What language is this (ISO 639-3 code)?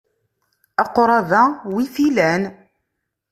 kab